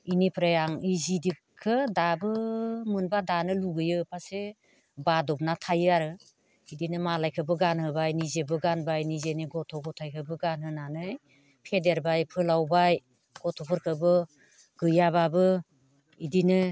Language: Bodo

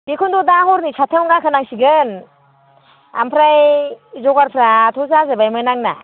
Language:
Bodo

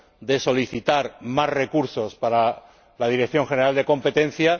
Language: Spanish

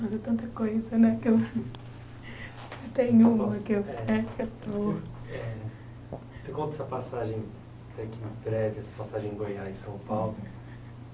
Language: Portuguese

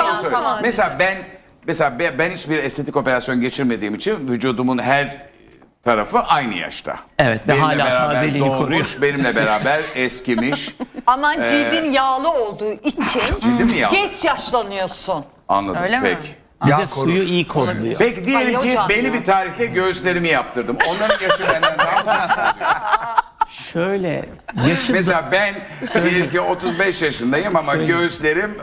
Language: Turkish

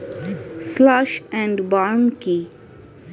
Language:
Bangla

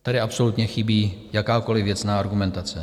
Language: Czech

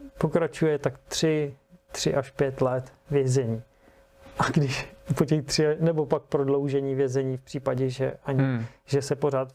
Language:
Czech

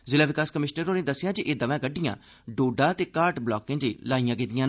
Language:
Dogri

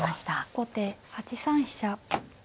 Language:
Japanese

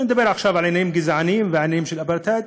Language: Hebrew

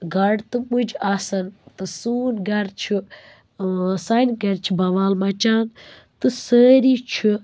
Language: Kashmiri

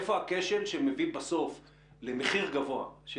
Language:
Hebrew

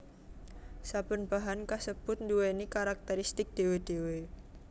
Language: Javanese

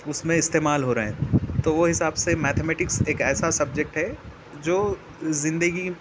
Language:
Urdu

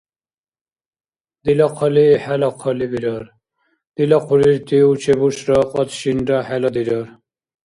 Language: Dargwa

